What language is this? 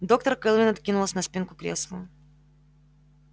Russian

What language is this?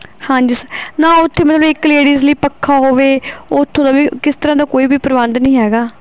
Punjabi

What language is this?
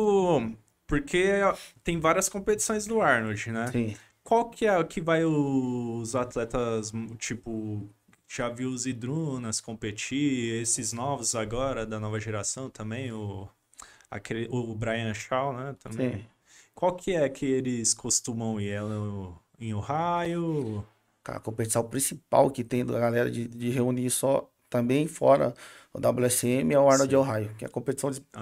Portuguese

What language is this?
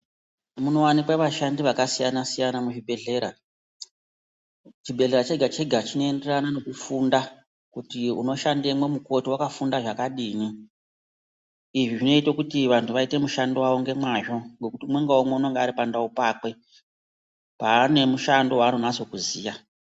Ndau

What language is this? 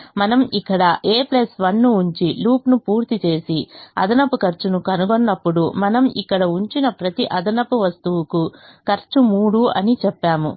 Telugu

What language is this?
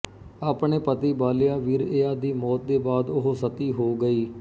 Punjabi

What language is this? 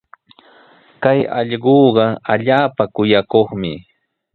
Sihuas Ancash Quechua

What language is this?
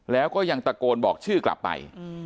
Thai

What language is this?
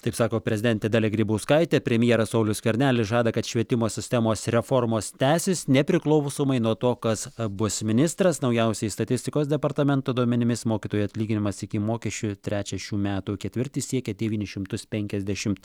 Lithuanian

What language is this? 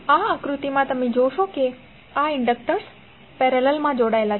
Gujarati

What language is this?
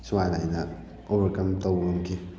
Manipuri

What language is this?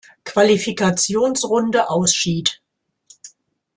German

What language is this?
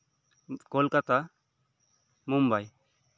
Santali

